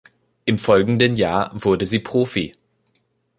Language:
German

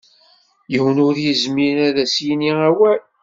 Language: Kabyle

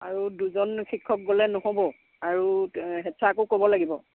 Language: Assamese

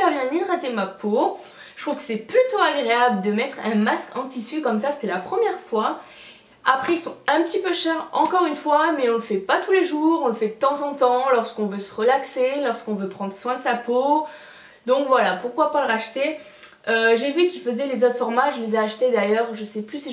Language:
French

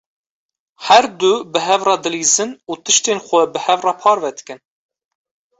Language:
Kurdish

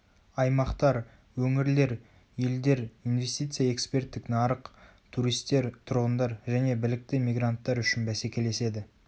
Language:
Kazakh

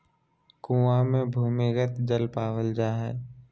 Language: Magahi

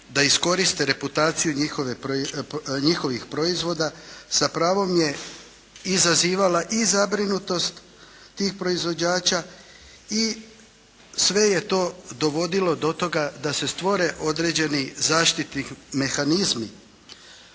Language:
Croatian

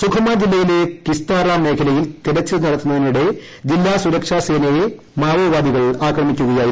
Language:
Malayalam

